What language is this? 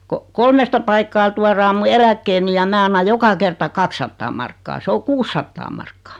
Finnish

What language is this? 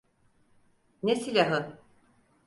Turkish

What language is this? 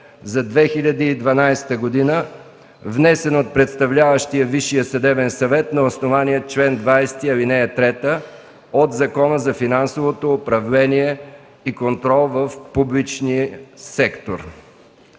Bulgarian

